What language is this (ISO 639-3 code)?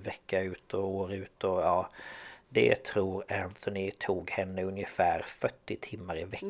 swe